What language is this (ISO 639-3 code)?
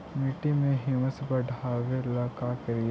mag